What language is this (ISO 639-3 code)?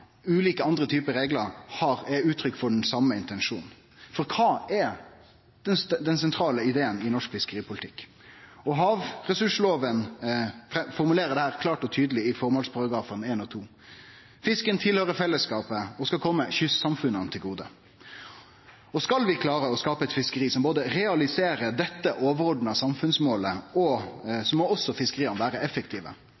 nno